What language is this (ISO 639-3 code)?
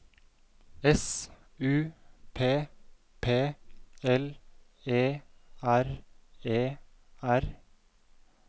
nor